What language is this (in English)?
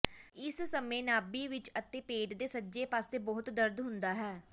Punjabi